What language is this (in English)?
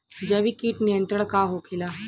Bhojpuri